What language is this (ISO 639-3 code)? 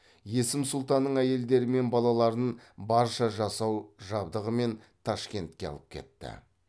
kaz